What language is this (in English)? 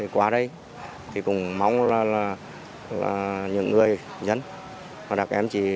Vietnamese